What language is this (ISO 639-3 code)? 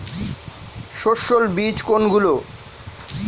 ben